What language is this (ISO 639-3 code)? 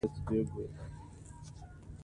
pus